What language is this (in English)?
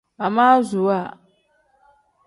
Tem